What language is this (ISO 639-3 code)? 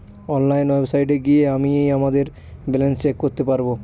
ben